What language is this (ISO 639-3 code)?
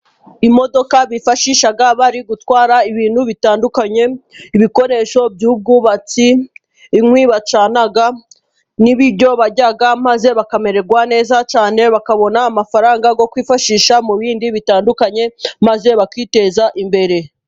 kin